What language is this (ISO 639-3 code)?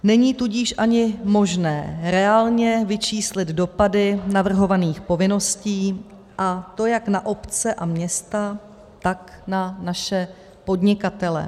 ces